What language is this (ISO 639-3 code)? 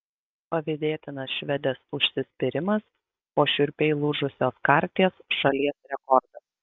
lit